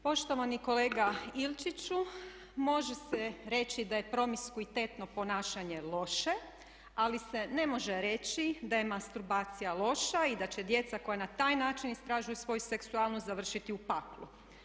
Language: Croatian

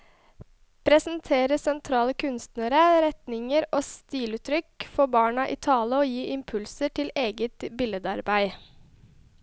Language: Norwegian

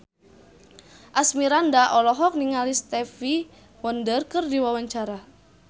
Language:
Sundanese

